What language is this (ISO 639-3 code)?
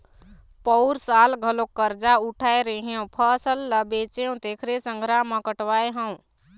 hne